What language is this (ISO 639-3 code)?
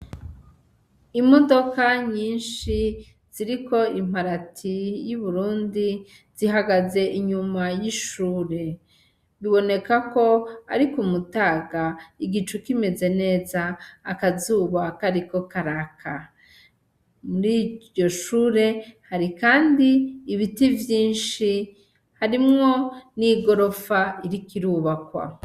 run